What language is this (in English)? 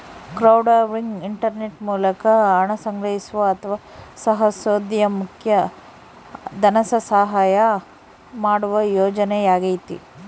Kannada